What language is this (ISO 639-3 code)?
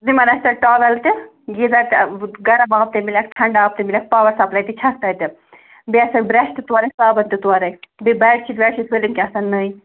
kas